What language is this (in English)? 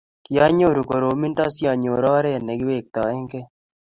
Kalenjin